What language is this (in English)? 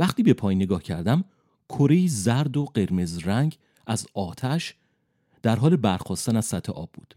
Persian